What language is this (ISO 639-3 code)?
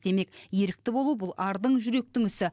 kaz